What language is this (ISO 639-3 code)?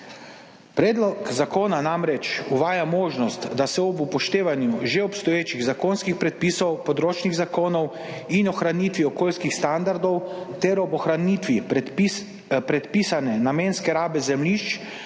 slv